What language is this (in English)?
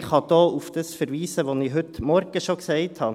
Swiss German